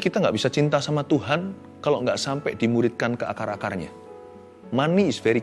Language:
Indonesian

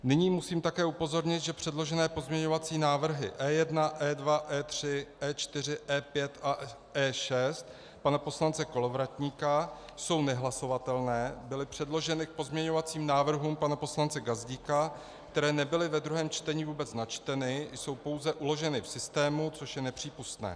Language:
Czech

